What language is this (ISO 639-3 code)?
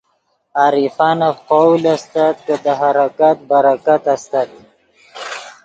ydg